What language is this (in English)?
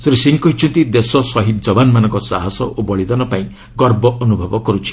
Odia